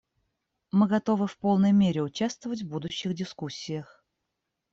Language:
Russian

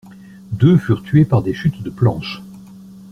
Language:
French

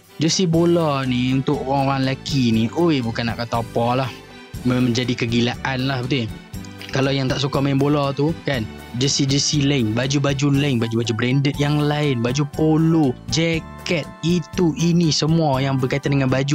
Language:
Malay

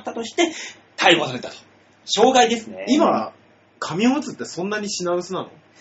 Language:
Japanese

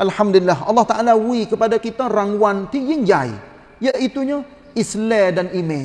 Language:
Malay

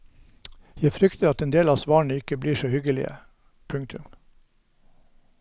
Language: Norwegian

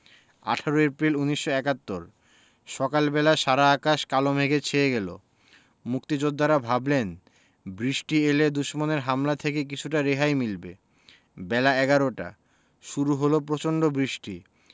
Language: Bangla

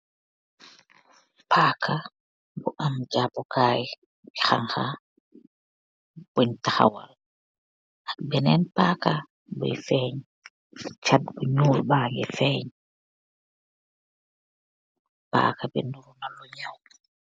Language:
Wolof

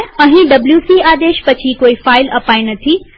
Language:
Gujarati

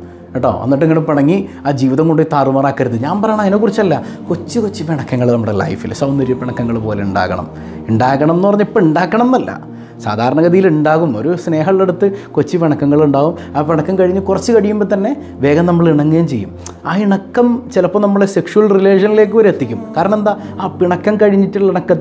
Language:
Arabic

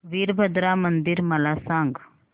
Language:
Marathi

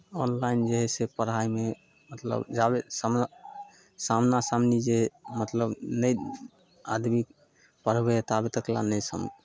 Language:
Maithili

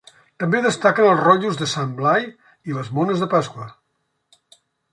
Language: Catalan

